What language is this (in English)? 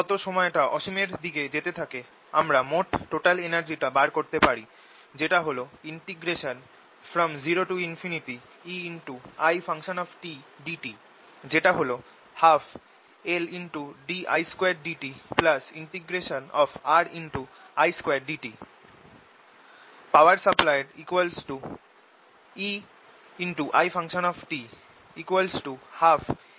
Bangla